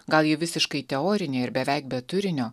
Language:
Lithuanian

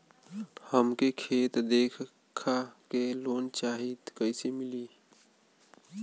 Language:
Bhojpuri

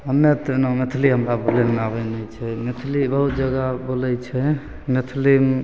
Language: Maithili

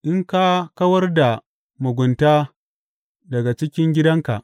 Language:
Hausa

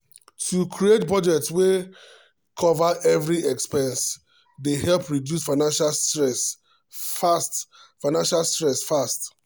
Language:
Nigerian Pidgin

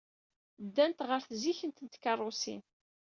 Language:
Kabyle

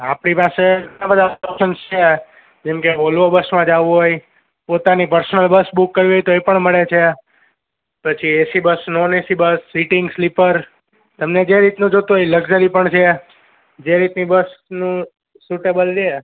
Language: Gujarati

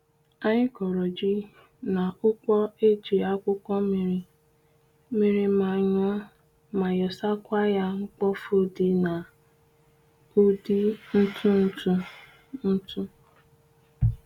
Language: Igbo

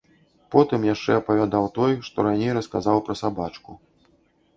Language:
Belarusian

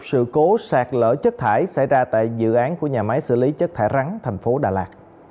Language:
Vietnamese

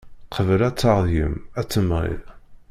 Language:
Kabyle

